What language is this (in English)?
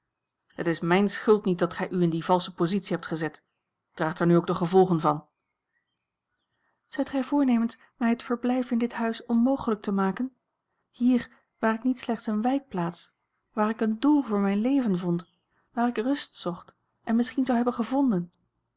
Dutch